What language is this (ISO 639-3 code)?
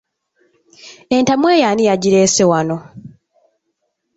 lug